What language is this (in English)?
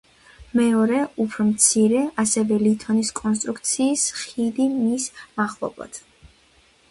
Georgian